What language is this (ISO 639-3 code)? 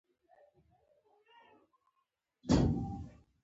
pus